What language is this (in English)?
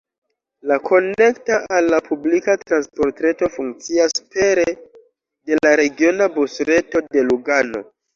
Esperanto